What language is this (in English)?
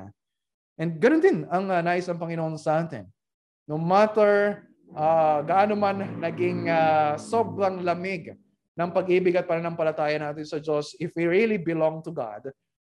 Filipino